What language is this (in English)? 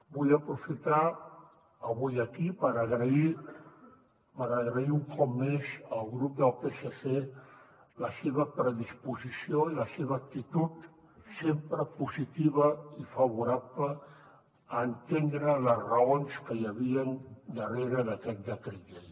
Catalan